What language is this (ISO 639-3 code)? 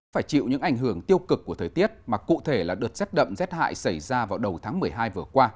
vie